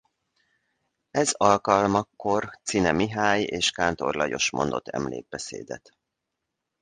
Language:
Hungarian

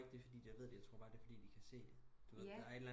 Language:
Danish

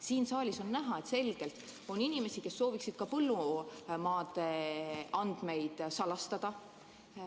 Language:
Estonian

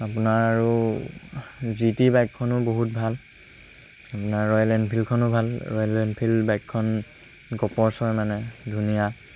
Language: Assamese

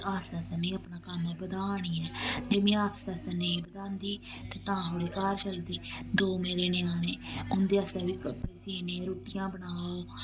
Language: Dogri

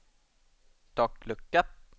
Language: Swedish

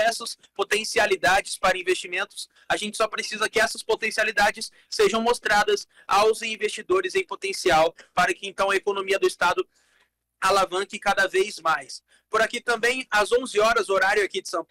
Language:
Portuguese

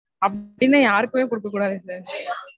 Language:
Tamil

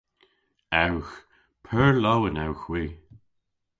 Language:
Cornish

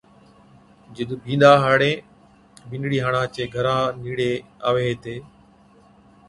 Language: Od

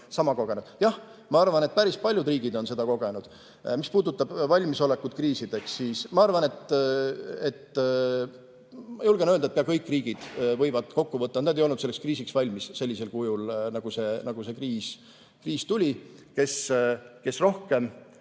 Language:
Estonian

